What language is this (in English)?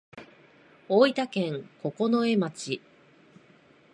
Japanese